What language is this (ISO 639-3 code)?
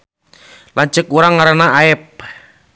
sun